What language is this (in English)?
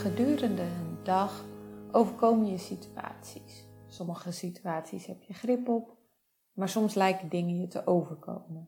Dutch